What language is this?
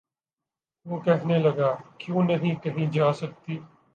Urdu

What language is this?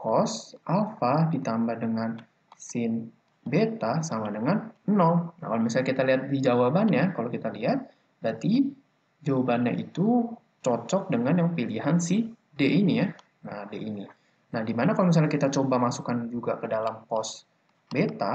Indonesian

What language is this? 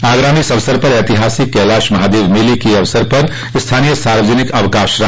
Hindi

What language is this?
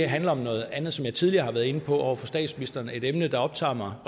Danish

